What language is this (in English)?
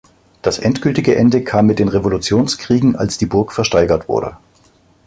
German